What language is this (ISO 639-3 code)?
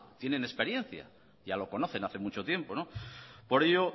spa